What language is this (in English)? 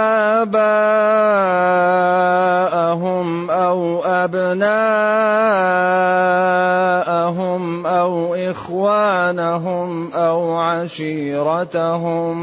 Arabic